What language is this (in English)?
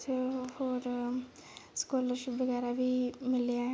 Dogri